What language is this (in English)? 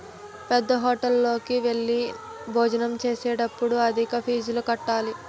Telugu